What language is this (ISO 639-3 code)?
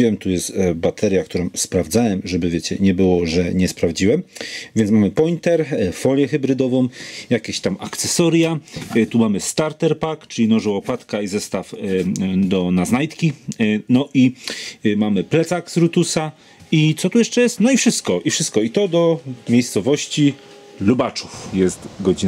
pol